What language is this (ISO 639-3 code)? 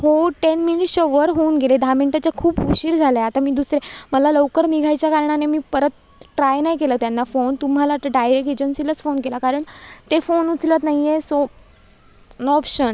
mar